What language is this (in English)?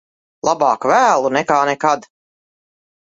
Latvian